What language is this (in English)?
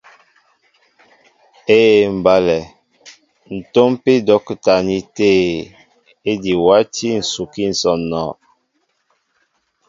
Mbo (Cameroon)